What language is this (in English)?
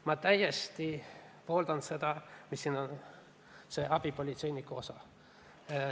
Estonian